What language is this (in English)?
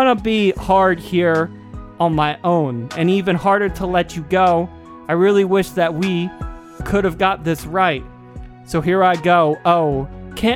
English